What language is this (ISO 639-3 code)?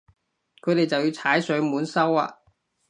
yue